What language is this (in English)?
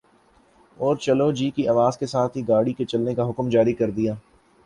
Urdu